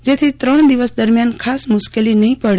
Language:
Gujarati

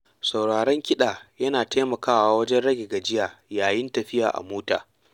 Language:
Hausa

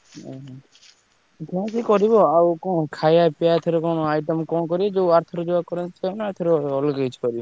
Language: Odia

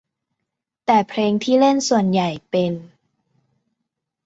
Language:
Thai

